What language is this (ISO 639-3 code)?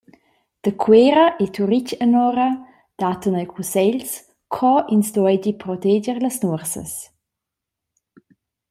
roh